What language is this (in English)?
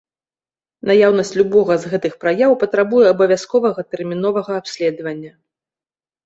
Belarusian